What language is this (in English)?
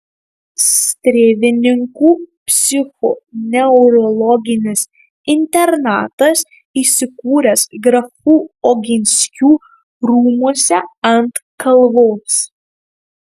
Lithuanian